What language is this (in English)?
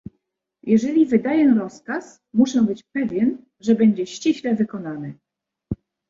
Polish